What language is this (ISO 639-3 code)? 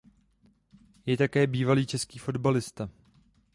ces